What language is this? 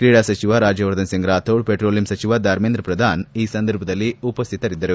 Kannada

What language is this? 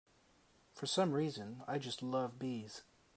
English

